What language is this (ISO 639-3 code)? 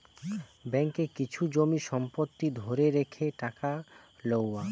ben